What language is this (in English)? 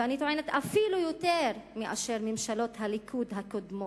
Hebrew